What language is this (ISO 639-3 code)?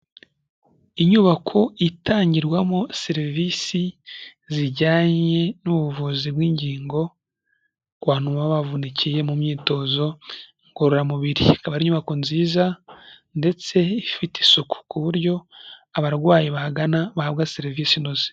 kin